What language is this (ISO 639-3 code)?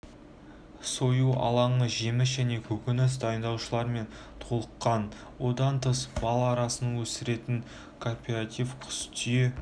kaz